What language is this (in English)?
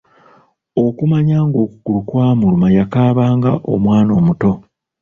Ganda